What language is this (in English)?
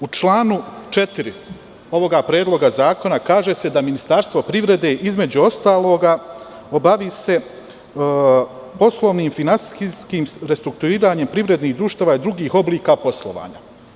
Serbian